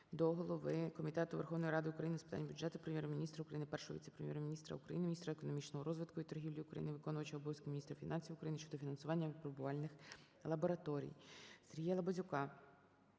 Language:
Ukrainian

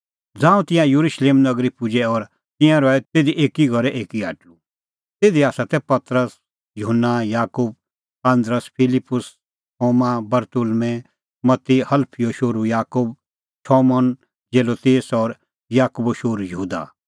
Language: Kullu Pahari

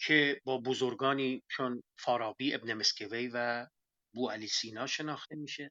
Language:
Persian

